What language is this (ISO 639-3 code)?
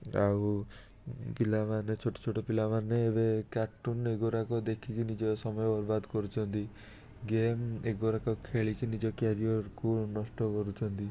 ori